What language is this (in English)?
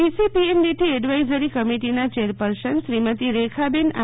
Gujarati